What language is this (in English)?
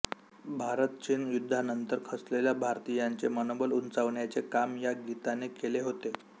Marathi